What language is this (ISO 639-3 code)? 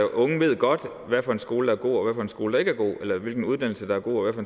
dan